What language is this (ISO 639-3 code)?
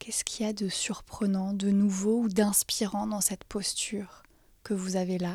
fra